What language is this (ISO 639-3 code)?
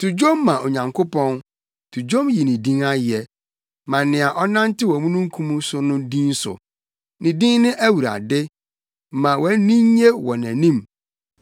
aka